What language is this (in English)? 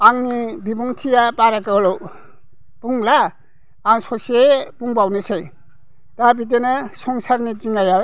Bodo